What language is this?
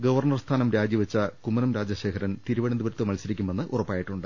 Malayalam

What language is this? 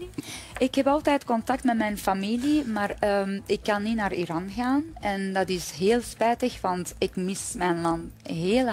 Dutch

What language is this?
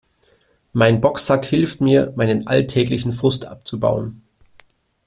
German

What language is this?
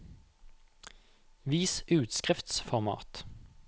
Norwegian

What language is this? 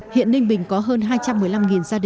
Vietnamese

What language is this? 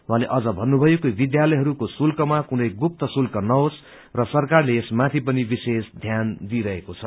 Nepali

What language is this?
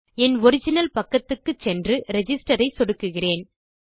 Tamil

